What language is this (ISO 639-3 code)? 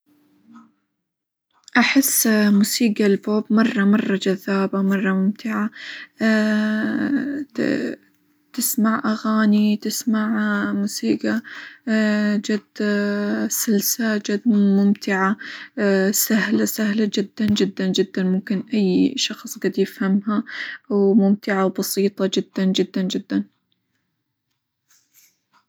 acw